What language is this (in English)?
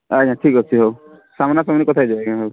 Odia